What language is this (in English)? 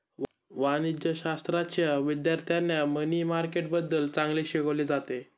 Marathi